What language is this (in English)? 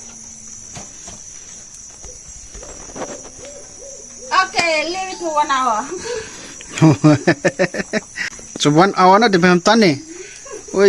Indonesian